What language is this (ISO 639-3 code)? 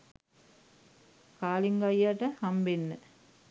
sin